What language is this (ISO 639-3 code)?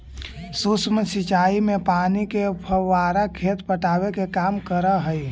mag